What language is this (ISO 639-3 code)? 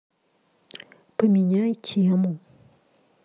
rus